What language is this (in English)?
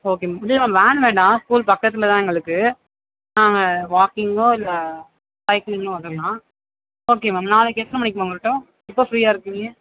Tamil